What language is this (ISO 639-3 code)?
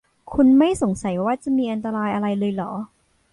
tha